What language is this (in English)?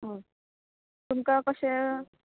Konkani